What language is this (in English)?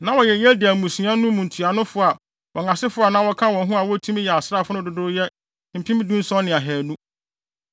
Akan